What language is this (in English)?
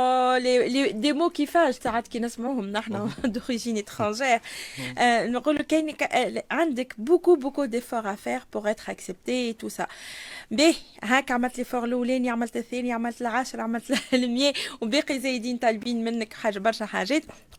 Arabic